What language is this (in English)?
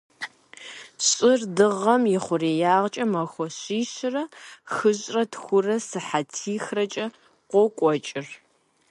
Kabardian